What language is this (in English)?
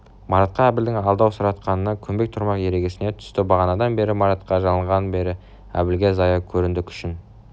Kazakh